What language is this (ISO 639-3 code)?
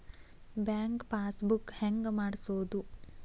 kan